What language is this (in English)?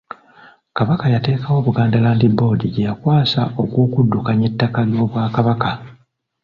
Ganda